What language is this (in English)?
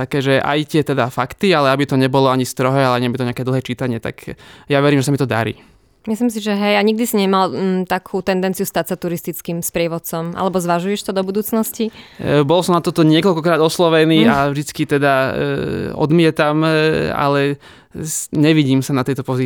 Slovak